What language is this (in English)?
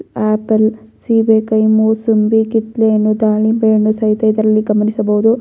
Kannada